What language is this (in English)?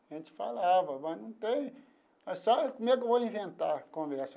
Portuguese